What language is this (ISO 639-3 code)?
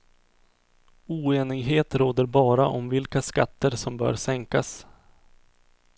swe